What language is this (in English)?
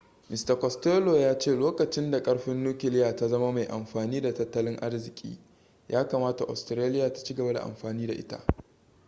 Hausa